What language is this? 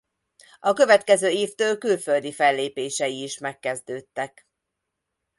Hungarian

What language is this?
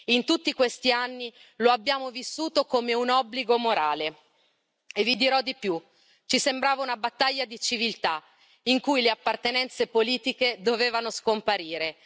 Italian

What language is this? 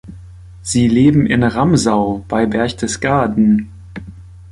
German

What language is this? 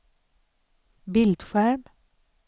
Swedish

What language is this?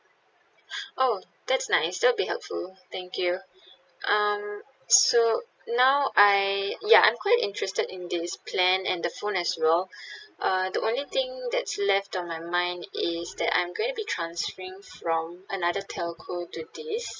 English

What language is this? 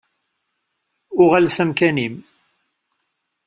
Kabyle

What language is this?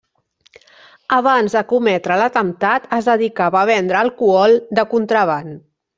Catalan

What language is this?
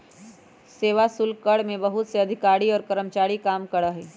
Magahi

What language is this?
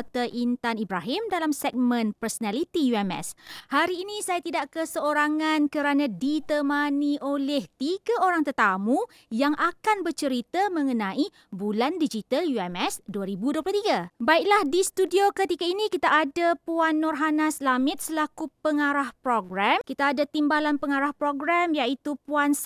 Malay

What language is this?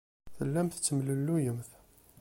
Kabyle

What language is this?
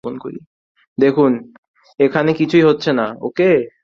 Bangla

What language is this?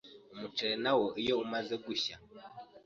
Kinyarwanda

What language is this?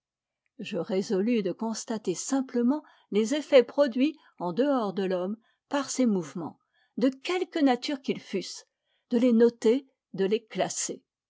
French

